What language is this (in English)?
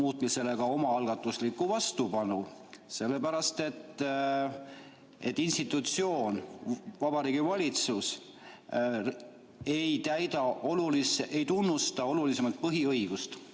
Estonian